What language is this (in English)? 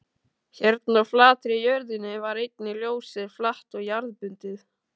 Icelandic